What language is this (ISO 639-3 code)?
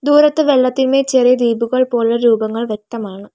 mal